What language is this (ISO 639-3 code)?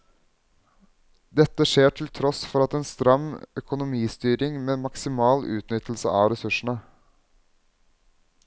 nor